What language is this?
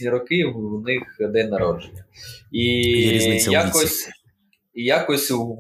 Ukrainian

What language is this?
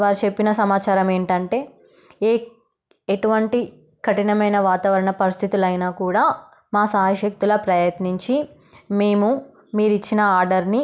Telugu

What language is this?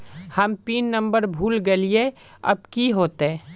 Magahi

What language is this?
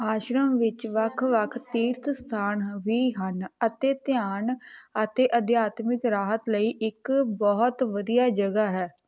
Punjabi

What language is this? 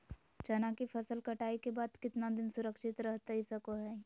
Magahi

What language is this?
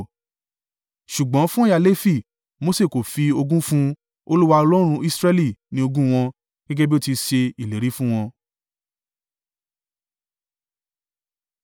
Yoruba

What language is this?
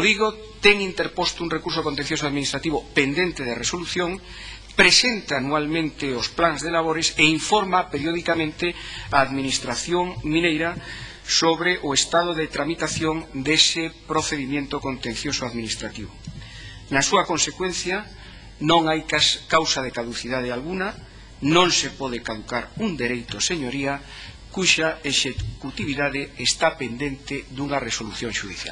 Spanish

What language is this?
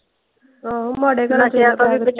Punjabi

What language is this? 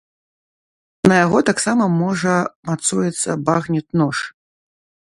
Belarusian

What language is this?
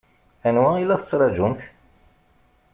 Kabyle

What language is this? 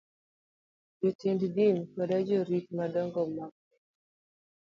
Luo (Kenya and Tanzania)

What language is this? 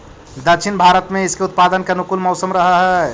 Magahi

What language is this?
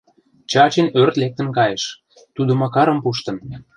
Mari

